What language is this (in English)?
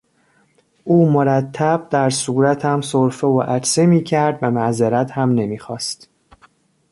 Persian